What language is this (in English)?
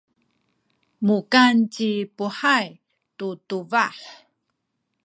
Sakizaya